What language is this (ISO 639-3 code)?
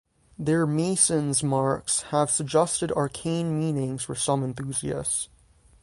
eng